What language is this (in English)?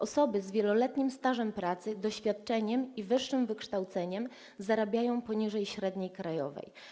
Polish